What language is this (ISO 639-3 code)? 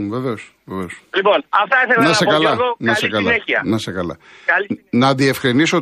ell